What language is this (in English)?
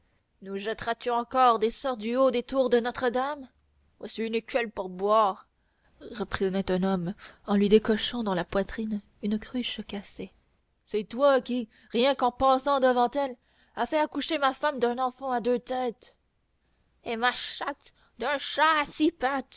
French